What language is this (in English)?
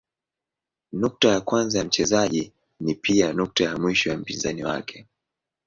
Swahili